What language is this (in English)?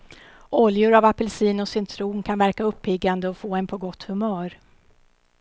Swedish